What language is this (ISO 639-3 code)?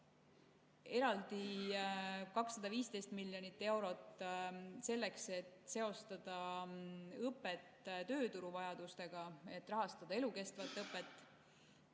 est